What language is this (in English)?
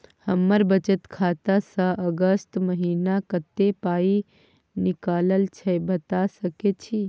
Maithili